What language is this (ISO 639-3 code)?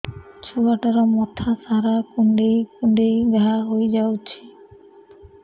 ori